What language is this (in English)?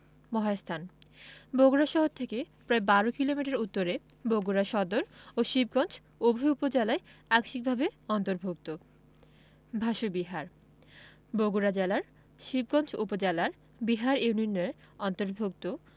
Bangla